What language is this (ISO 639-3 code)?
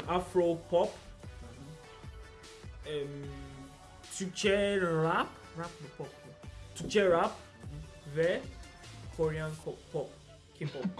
tur